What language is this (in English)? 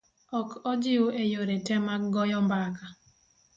Luo (Kenya and Tanzania)